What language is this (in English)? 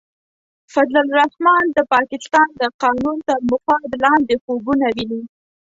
Pashto